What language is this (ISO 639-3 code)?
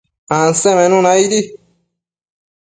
mcf